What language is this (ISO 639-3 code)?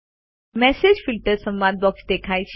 guj